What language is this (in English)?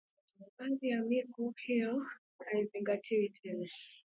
Swahili